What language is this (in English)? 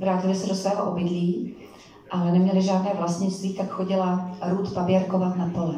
Czech